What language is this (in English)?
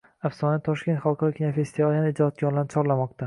Uzbek